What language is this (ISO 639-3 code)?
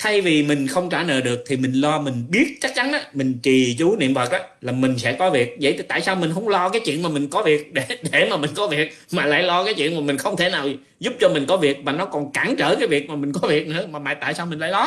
vie